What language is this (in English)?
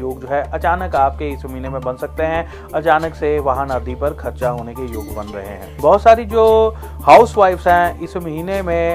Hindi